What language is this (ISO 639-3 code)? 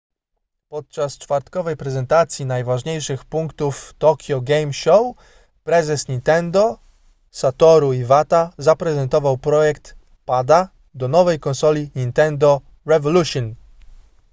pol